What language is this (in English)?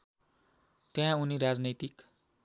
Nepali